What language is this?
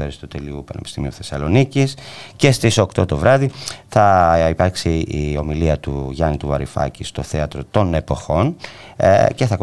Greek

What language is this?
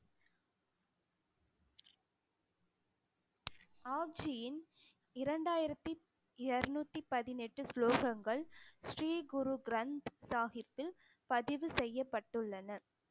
Tamil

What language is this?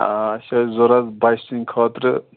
Kashmiri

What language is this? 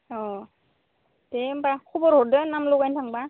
Bodo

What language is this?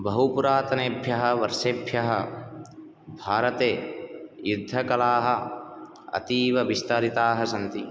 Sanskrit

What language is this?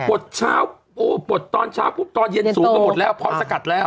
Thai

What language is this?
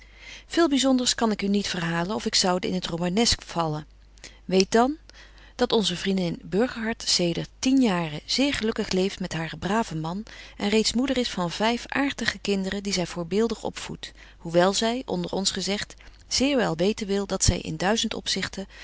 Dutch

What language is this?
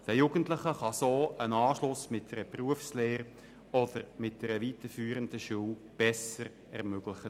Swiss German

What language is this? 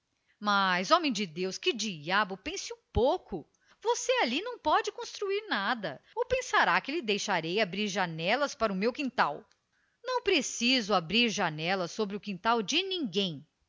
Portuguese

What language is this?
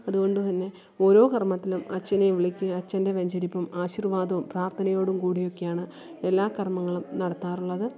Malayalam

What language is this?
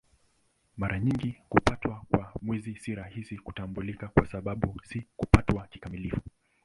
Swahili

